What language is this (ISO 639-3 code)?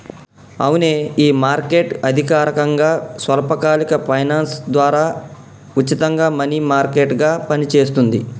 tel